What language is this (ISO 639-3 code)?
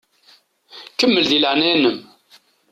kab